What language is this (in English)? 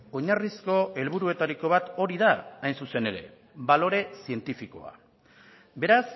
Basque